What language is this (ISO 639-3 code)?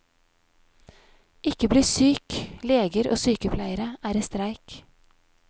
nor